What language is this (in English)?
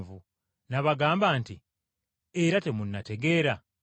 Ganda